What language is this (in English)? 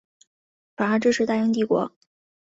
Chinese